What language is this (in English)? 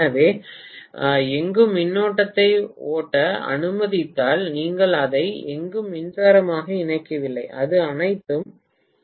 Tamil